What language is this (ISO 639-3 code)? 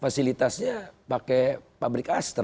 ind